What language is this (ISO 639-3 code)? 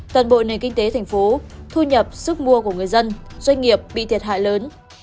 vie